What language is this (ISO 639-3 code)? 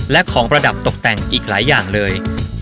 tha